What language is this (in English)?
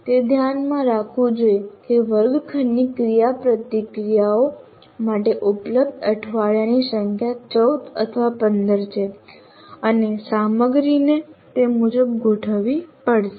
Gujarati